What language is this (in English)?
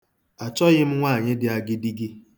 Igbo